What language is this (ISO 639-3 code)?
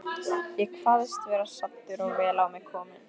isl